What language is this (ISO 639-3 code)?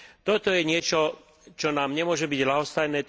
slk